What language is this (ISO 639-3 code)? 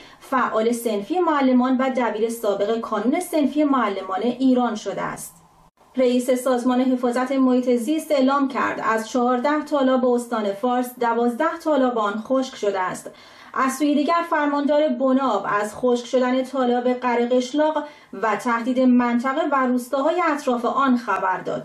fas